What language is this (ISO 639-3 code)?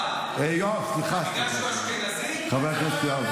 heb